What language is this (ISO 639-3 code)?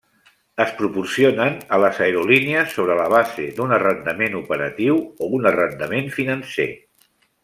cat